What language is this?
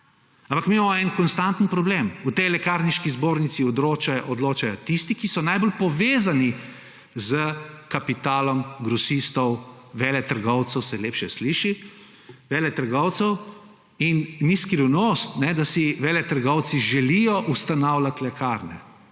Slovenian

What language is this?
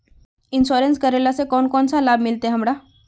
Magahi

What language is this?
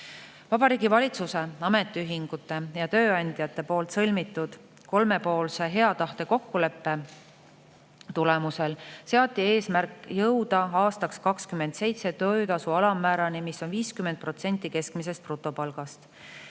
Estonian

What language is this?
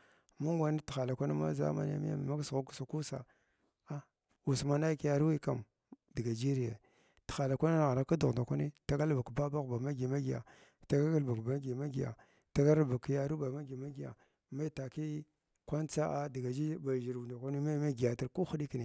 Glavda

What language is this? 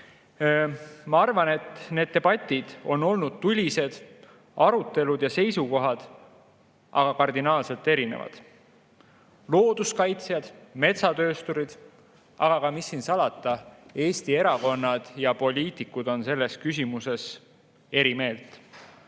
Estonian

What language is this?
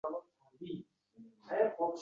Uzbek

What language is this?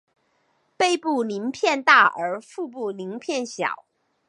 Chinese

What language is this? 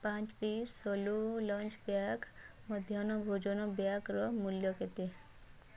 Odia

